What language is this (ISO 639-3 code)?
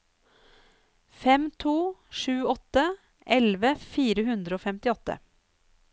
nor